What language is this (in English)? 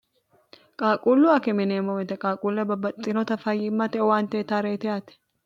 Sidamo